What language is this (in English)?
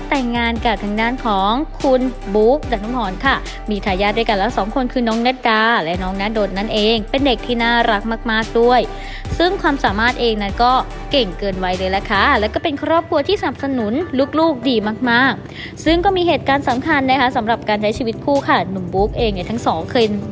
Thai